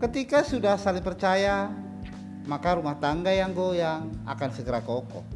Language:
Indonesian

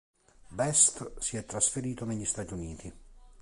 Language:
Italian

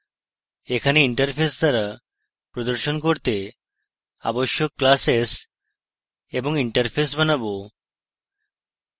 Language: Bangla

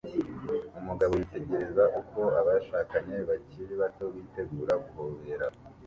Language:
Kinyarwanda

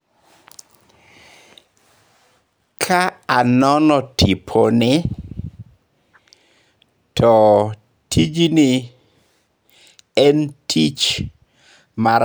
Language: Luo (Kenya and Tanzania)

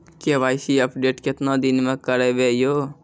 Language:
Maithili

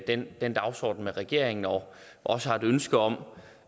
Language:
Danish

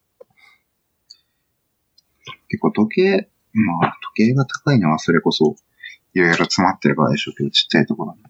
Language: Japanese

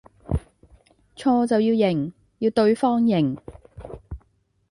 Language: Cantonese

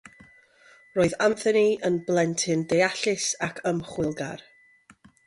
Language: Welsh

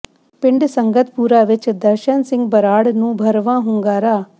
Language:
Punjabi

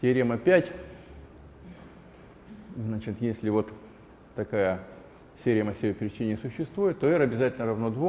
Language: Russian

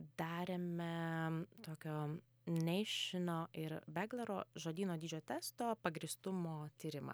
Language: Lithuanian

